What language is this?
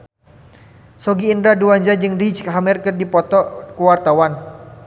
Sundanese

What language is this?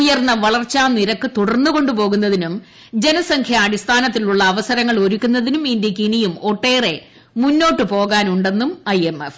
Malayalam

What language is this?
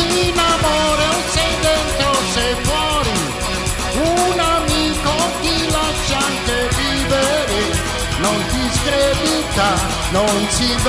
Italian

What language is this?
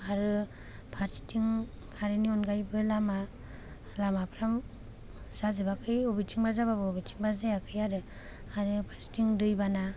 Bodo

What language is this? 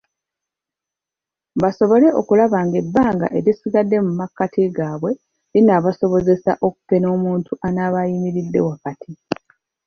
Ganda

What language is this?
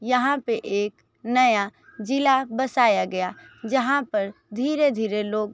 Hindi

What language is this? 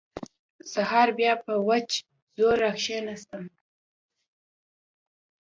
Pashto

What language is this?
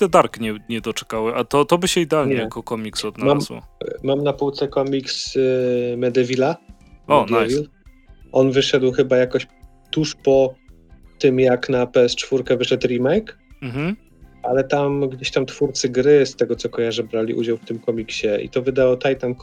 Polish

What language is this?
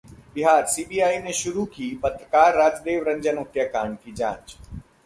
Hindi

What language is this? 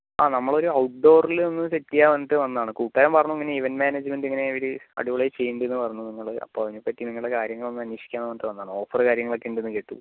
Malayalam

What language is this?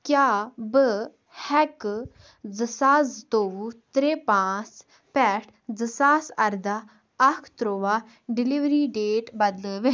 Kashmiri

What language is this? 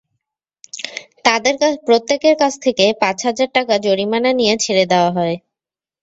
Bangla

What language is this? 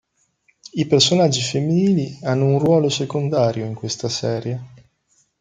Italian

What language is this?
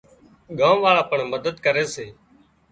Wadiyara Koli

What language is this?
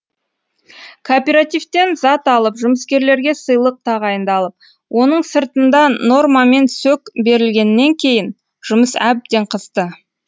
Kazakh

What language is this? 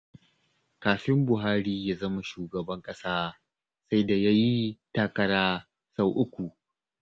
Hausa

